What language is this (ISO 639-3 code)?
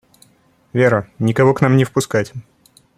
rus